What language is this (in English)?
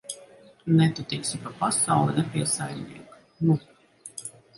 Latvian